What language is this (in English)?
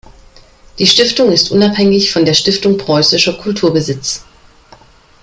German